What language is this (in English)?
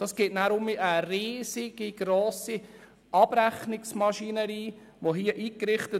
Swiss German